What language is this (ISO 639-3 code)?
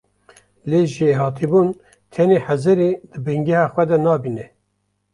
kur